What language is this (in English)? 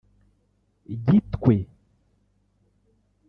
Kinyarwanda